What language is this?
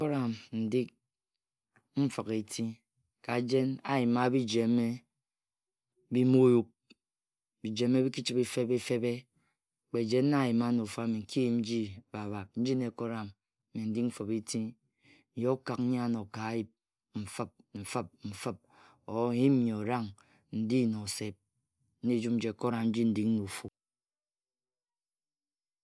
Ejagham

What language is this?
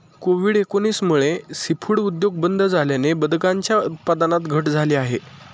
Marathi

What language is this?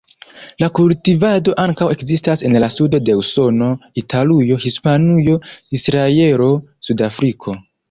Esperanto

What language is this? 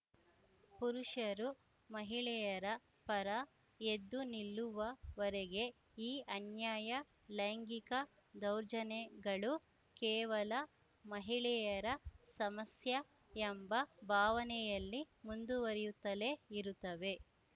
Kannada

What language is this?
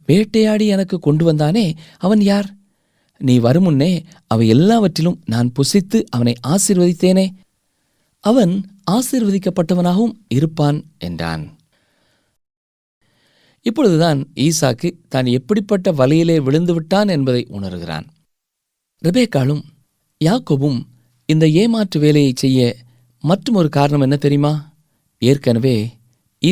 Tamil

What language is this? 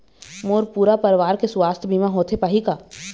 Chhattisgarhi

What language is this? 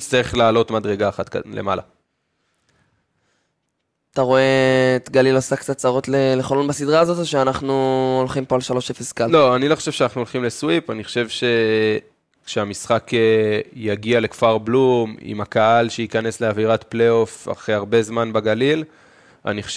Hebrew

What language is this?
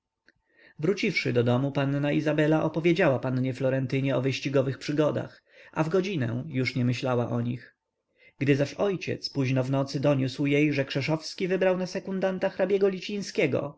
Polish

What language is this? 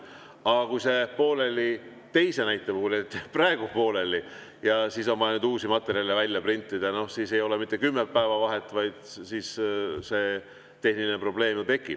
Estonian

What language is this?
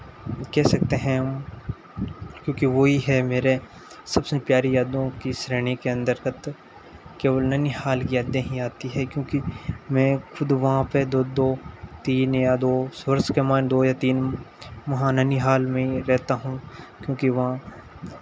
Hindi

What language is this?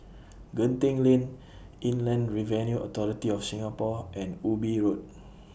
English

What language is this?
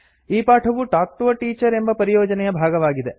Kannada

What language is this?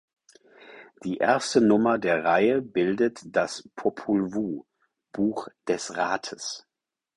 German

